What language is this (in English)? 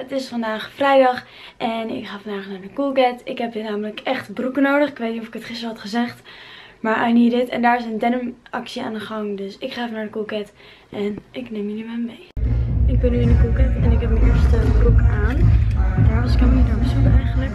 Dutch